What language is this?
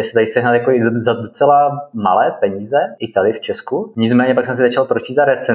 Czech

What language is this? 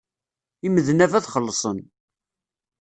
Kabyle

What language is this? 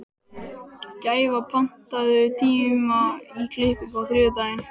Icelandic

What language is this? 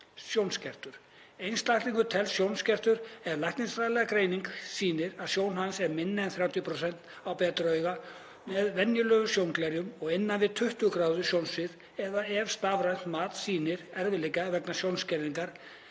Icelandic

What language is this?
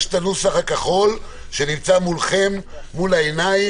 Hebrew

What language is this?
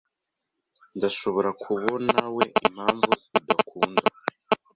Kinyarwanda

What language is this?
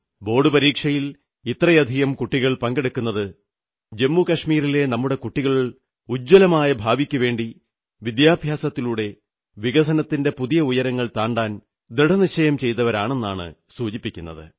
Malayalam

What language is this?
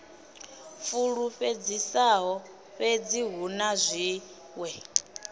Venda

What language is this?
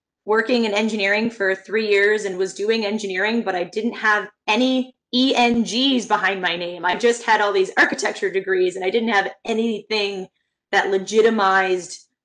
English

